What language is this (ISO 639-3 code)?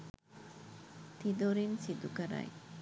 sin